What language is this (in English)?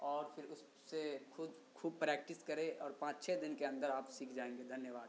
Urdu